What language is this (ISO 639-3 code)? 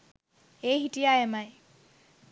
sin